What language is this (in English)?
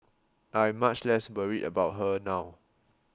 English